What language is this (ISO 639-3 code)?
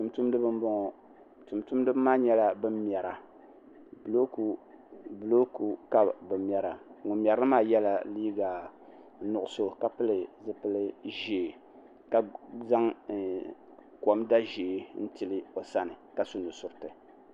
dag